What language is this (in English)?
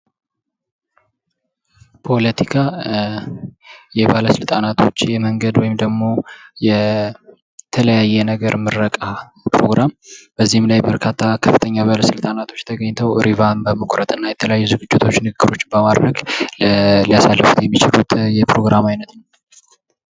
Amharic